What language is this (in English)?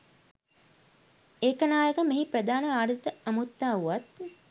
Sinhala